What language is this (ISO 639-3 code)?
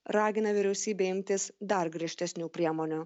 lit